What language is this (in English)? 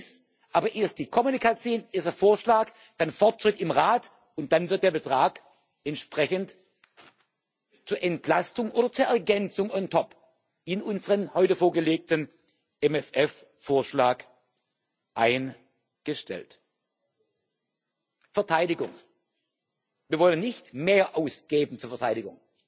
German